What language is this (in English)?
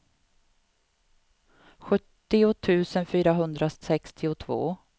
Swedish